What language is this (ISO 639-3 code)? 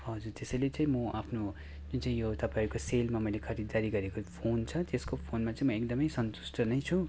nep